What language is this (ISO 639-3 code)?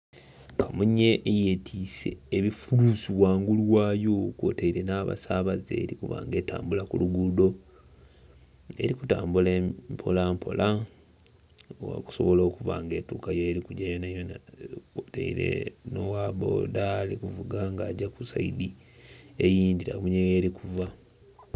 xog